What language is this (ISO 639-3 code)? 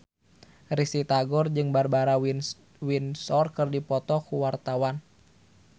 sun